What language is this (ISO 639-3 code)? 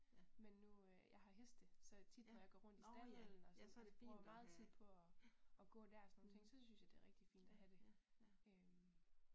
dan